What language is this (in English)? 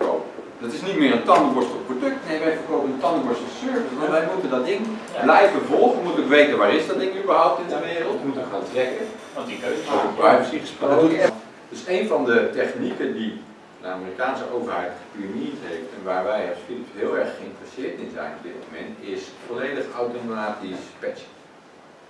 Dutch